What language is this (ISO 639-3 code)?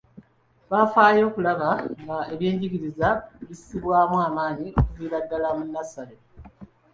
lug